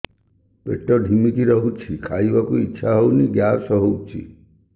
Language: Odia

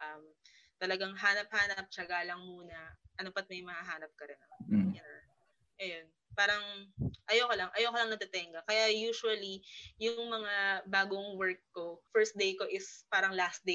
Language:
Filipino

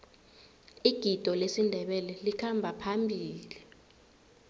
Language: South Ndebele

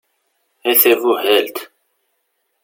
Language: Kabyle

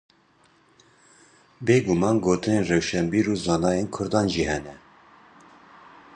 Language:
Kurdish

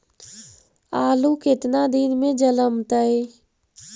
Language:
Magahi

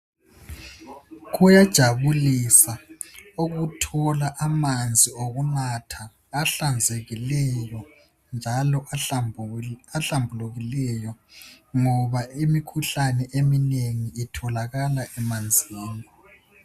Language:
North Ndebele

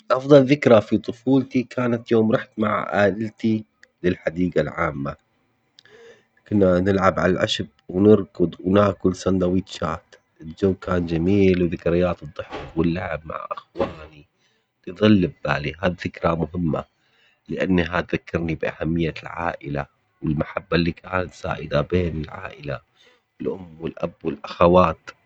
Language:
Omani Arabic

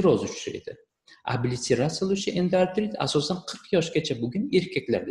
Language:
Turkish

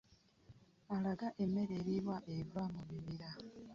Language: Ganda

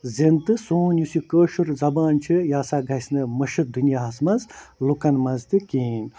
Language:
Kashmiri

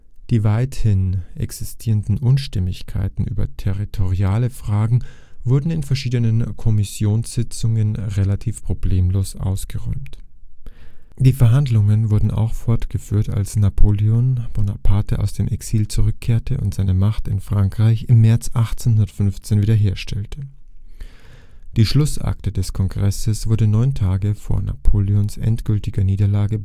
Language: German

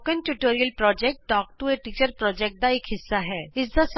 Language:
Punjabi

